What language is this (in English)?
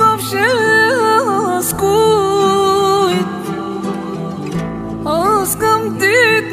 Romanian